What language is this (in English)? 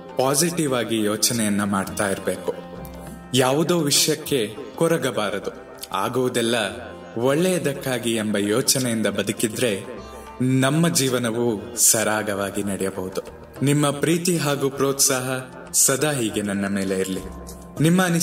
Kannada